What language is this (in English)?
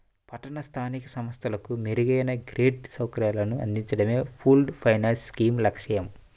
Telugu